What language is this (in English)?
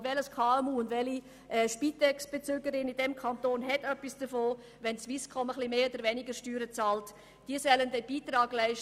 Swiss German